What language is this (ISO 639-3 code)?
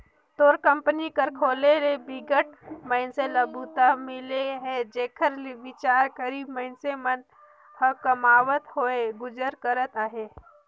hne